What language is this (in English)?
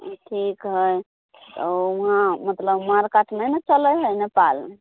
Maithili